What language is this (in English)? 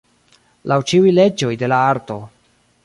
Esperanto